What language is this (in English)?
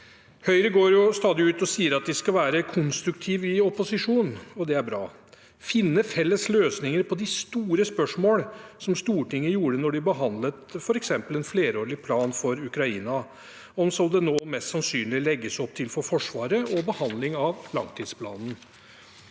Norwegian